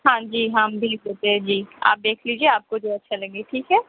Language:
Urdu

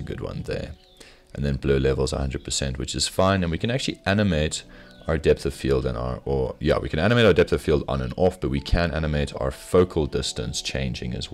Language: English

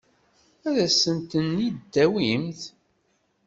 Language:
Kabyle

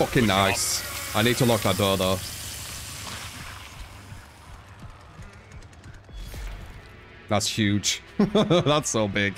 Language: English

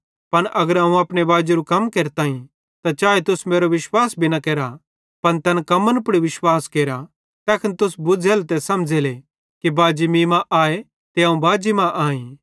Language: Bhadrawahi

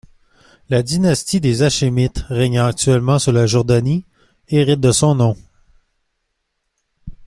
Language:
French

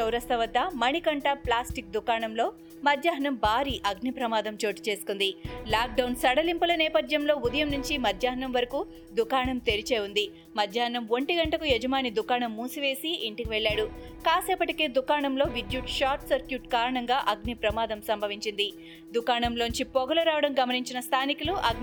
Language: Telugu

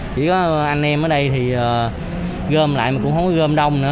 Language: Vietnamese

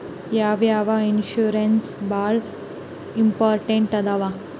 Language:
Kannada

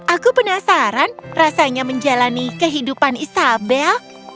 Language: Indonesian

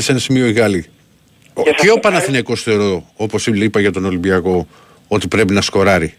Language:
Greek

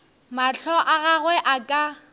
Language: Northern Sotho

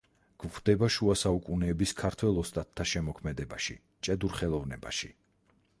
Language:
Georgian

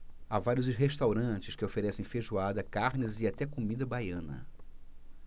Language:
Portuguese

